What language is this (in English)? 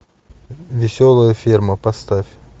Russian